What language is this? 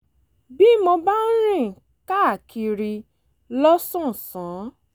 Yoruba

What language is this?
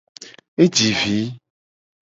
Gen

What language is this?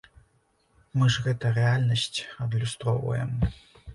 Belarusian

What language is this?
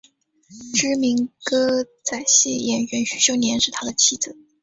Chinese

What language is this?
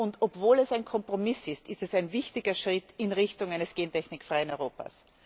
German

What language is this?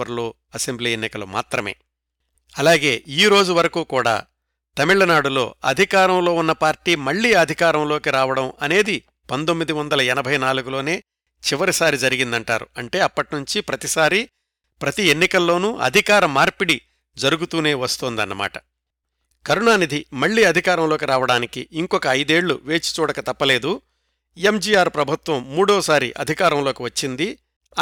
Telugu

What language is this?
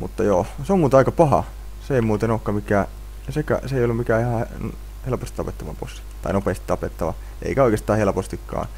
Finnish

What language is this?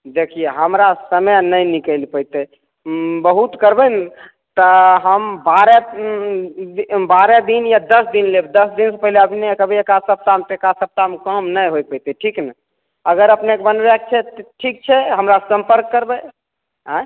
Maithili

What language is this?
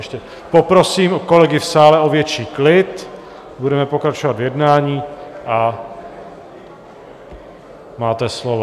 Czech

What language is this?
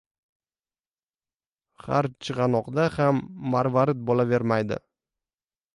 Uzbek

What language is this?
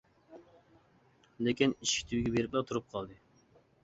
Uyghur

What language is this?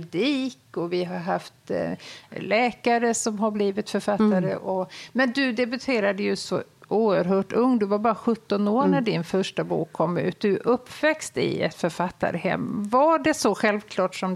Swedish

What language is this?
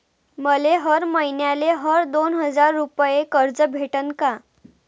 Marathi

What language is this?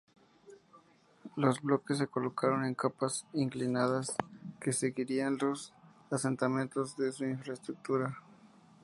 Spanish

